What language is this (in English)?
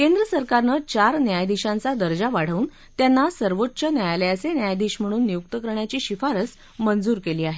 Marathi